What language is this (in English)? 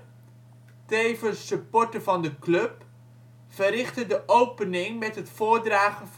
Dutch